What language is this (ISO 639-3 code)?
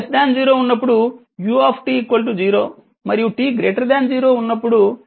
tel